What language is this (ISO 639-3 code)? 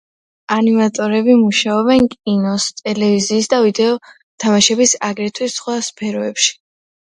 kat